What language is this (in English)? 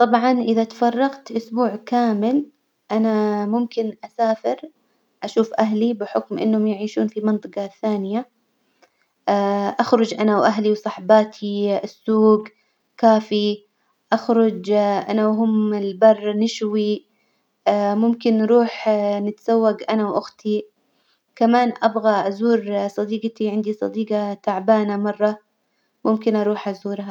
Hijazi Arabic